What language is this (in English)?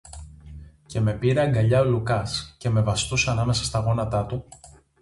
Greek